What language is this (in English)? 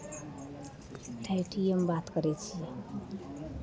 Maithili